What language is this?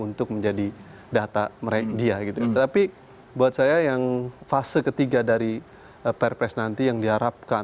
Indonesian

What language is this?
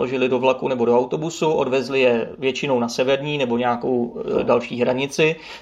Czech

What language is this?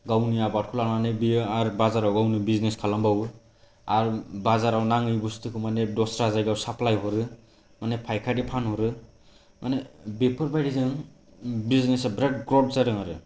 Bodo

